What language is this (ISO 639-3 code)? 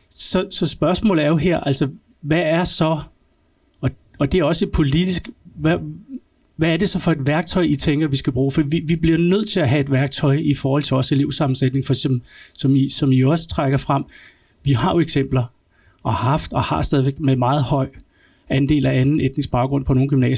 dan